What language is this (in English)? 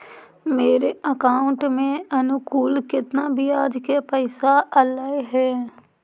Magahi